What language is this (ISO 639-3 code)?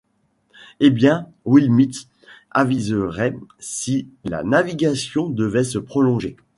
fra